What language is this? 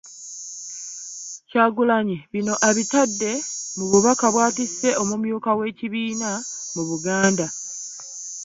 Ganda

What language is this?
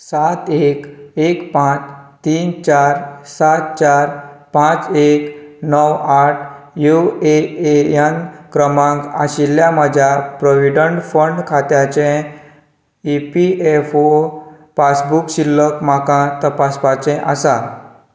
Konkani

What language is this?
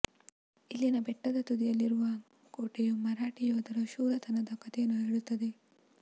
Kannada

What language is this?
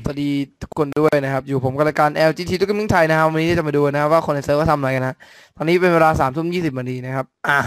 Thai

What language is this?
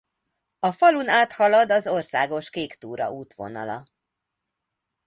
Hungarian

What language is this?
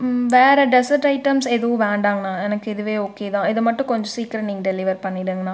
Tamil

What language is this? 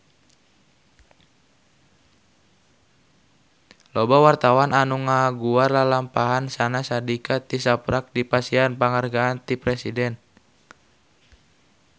Sundanese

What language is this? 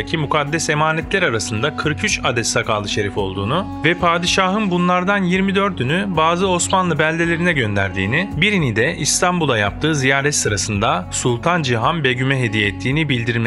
Turkish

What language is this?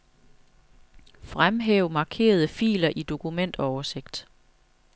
Danish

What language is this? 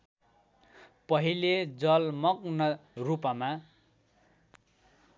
Nepali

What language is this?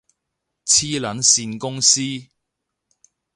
Cantonese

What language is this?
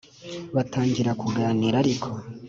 Kinyarwanda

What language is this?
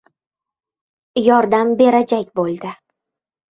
Uzbek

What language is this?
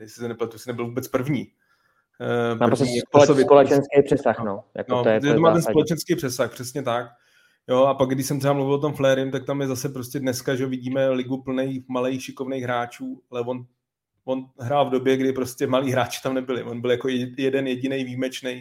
Czech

